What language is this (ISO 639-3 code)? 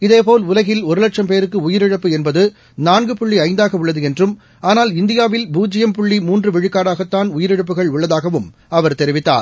tam